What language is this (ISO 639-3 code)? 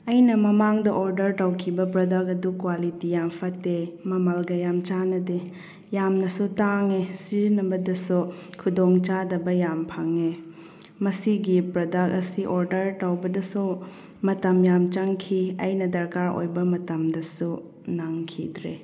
mni